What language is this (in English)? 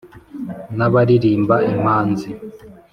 Kinyarwanda